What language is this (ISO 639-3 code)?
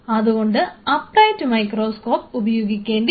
mal